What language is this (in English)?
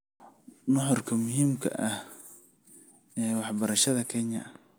Somali